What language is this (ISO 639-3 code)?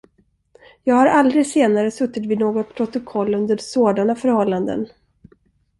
swe